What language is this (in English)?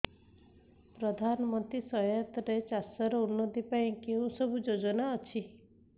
Odia